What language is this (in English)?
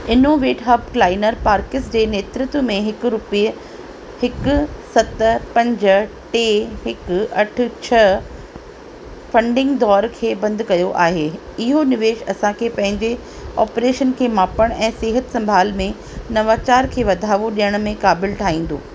Sindhi